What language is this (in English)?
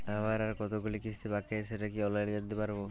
Bangla